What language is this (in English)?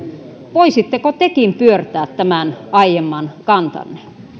Finnish